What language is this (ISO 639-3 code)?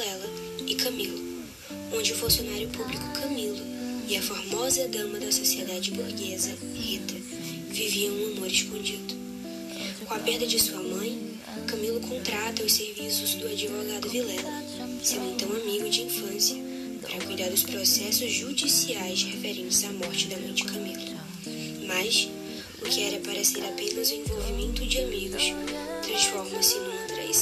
por